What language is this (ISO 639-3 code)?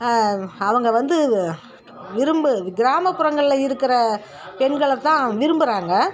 tam